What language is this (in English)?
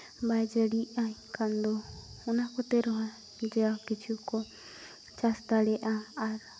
Santali